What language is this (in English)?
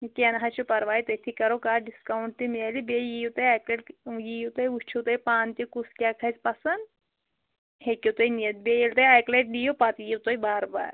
Kashmiri